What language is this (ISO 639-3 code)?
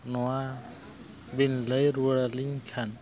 sat